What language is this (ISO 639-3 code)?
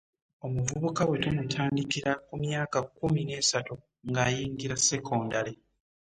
lug